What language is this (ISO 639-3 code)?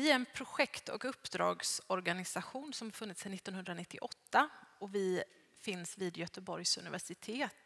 swe